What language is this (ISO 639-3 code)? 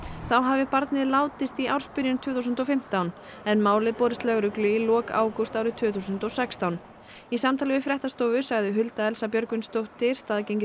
isl